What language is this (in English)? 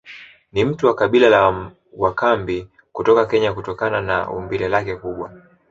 Swahili